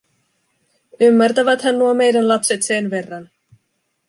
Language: Finnish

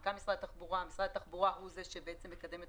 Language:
Hebrew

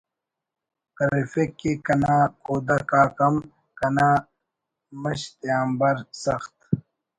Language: Brahui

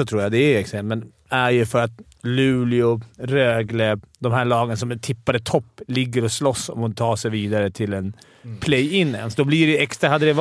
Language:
Swedish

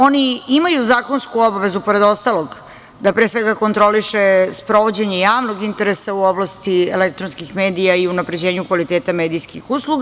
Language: Serbian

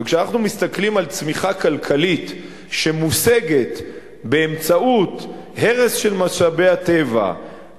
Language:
Hebrew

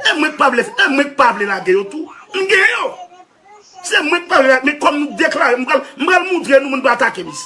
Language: French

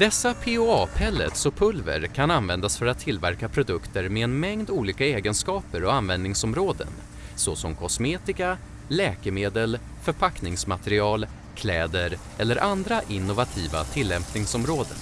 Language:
Swedish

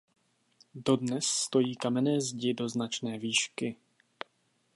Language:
Czech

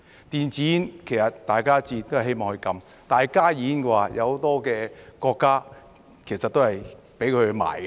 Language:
Cantonese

